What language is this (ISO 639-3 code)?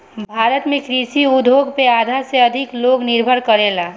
bho